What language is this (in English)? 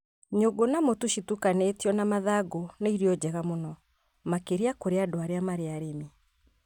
Kikuyu